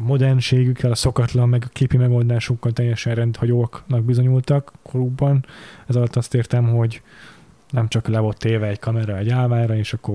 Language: Hungarian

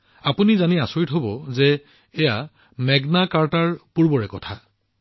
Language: Assamese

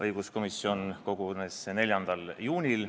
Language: Estonian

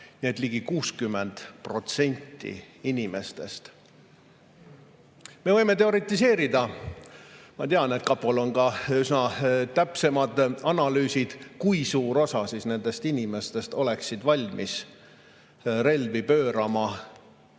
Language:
Estonian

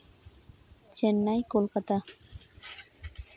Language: Santali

